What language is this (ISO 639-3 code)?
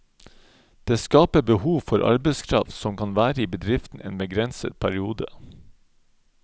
nor